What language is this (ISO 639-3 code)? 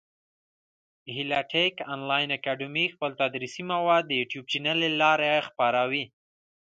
pus